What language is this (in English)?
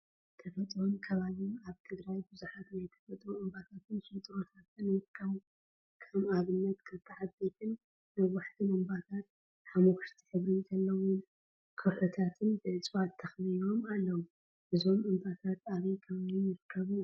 Tigrinya